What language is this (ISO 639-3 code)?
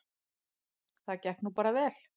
isl